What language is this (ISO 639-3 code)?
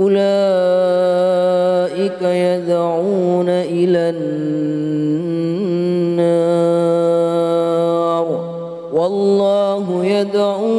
ara